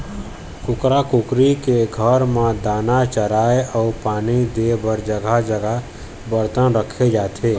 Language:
Chhattisgarhi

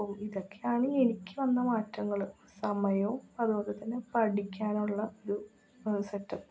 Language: Malayalam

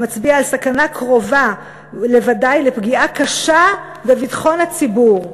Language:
Hebrew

